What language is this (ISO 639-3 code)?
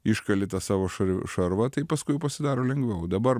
lit